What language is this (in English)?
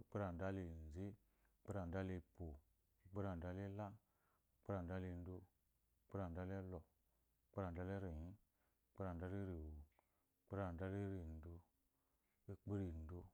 Eloyi